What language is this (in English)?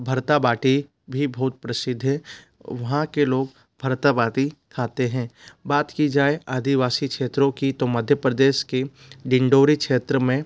Hindi